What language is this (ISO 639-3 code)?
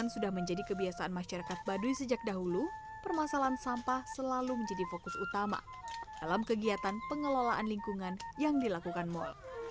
ind